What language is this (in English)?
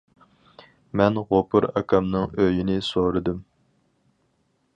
Uyghur